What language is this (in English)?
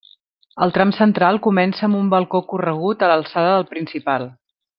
Catalan